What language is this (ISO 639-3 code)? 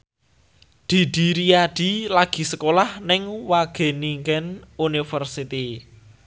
jav